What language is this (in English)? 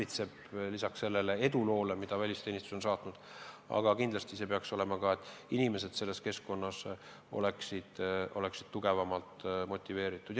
Estonian